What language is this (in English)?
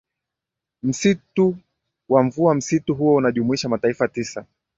Swahili